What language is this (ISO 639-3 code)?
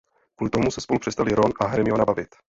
ces